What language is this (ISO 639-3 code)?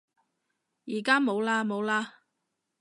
yue